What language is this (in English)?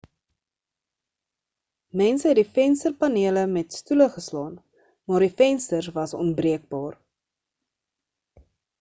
Afrikaans